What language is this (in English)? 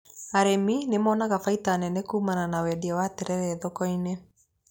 Kikuyu